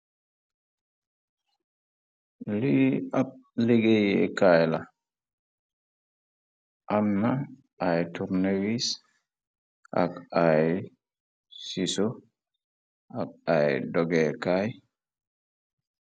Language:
Wolof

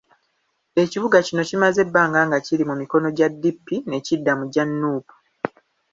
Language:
Ganda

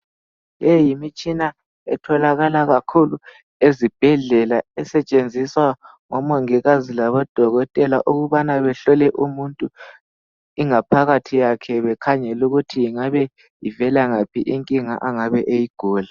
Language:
North Ndebele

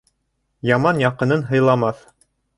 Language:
Bashkir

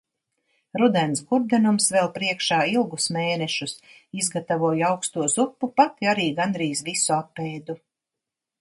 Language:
Latvian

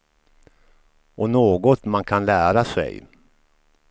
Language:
Swedish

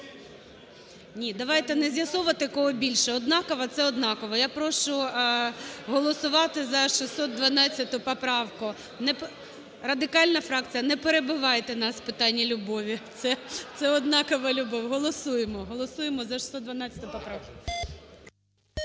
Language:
Ukrainian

